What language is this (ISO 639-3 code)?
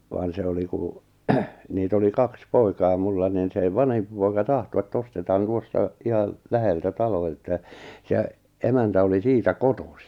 fin